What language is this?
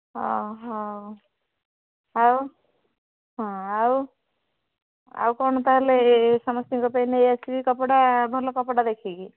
Odia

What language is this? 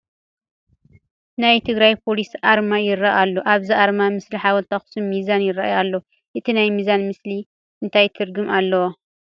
Tigrinya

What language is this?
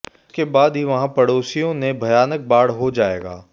Hindi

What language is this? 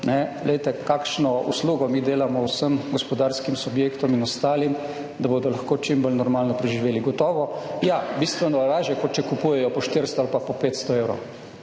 Slovenian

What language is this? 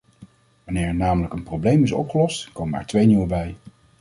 Dutch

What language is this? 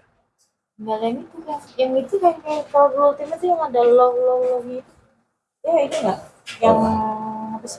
Indonesian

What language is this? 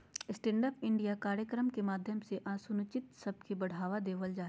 Magahi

